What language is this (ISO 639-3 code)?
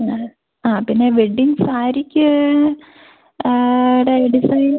mal